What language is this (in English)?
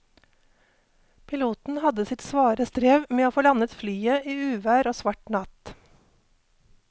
Norwegian